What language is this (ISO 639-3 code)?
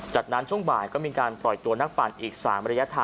tha